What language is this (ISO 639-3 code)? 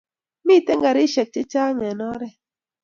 kln